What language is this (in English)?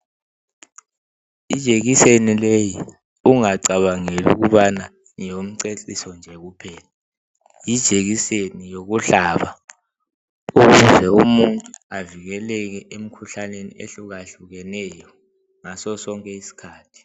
North Ndebele